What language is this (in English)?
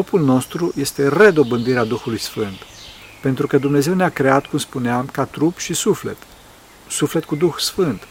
Romanian